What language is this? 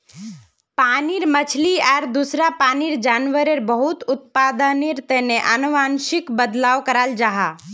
Magahi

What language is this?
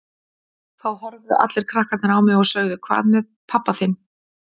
Icelandic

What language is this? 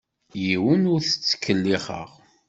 Kabyle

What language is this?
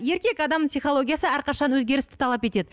Kazakh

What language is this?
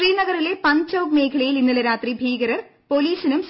Malayalam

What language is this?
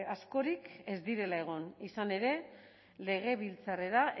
Basque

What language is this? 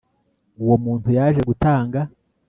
Kinyarwanda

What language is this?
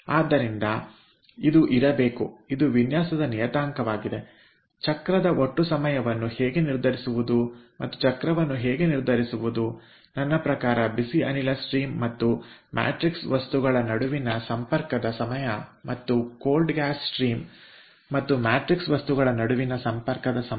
Kannada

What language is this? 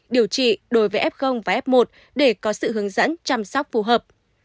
Vietnamese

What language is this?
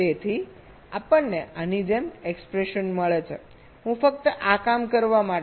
Gujarati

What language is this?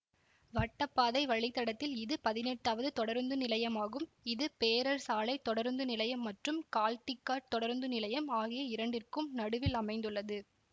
Tamil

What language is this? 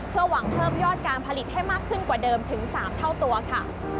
Thai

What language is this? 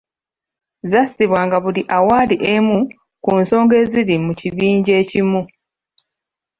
Ganda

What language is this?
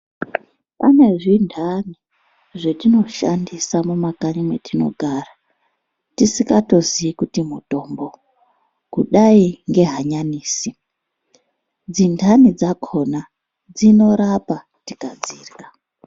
Ndau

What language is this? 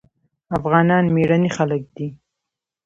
Pashto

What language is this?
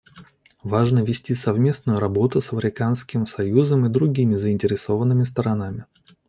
Russian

